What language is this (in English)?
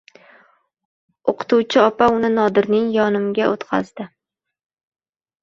Uzbek